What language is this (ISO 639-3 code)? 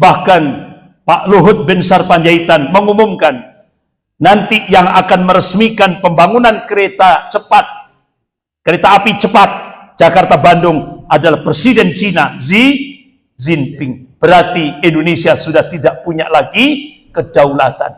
ind